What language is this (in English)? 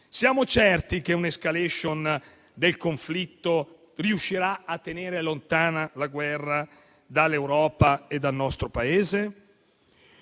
Italian